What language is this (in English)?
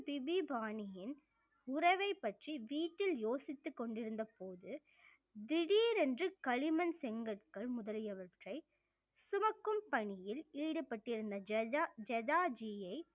Tamil